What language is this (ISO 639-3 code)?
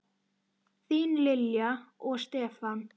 isl